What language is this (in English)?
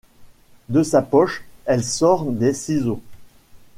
French